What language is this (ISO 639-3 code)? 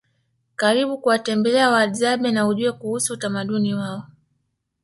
swa